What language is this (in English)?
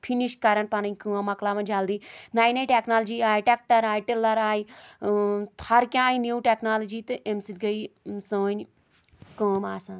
Kashmiri